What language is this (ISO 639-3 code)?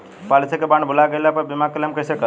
bho